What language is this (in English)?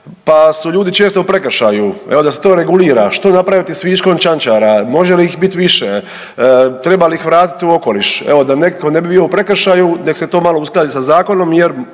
Croatian